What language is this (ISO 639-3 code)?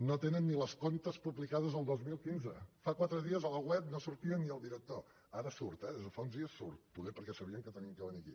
cat